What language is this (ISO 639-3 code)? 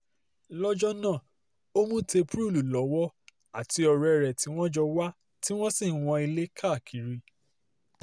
yor